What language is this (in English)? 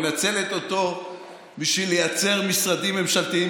Hebrew